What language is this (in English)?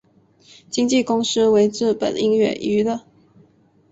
Chinese